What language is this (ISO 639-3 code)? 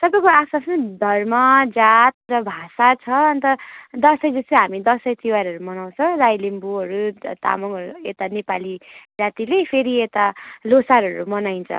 nep